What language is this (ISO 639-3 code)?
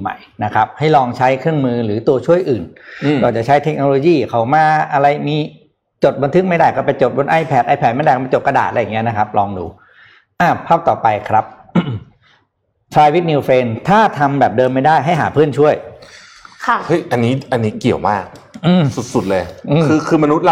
tha